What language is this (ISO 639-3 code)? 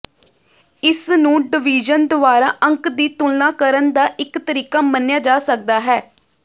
pan